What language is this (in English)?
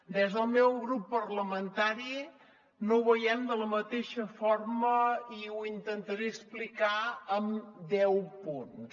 Catalan